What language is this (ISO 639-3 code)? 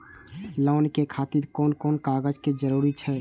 mai